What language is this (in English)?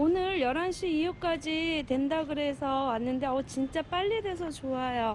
Korean